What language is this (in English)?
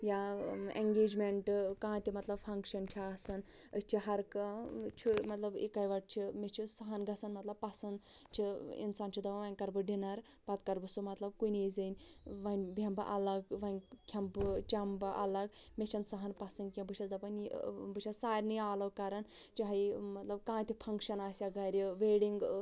Kashmiri